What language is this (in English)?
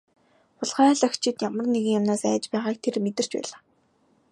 Mongolian